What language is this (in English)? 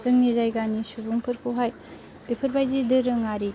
Bodo